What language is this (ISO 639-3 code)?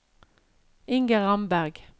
nor